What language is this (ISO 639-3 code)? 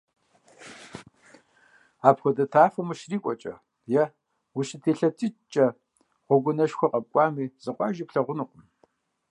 kbd